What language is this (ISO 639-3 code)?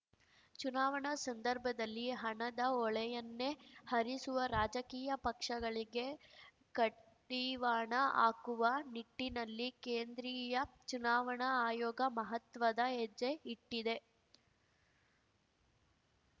kan